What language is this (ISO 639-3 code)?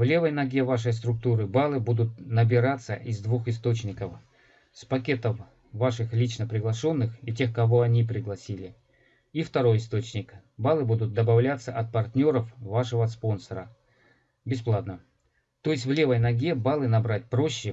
rus